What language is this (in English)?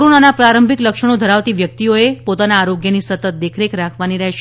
Gujarati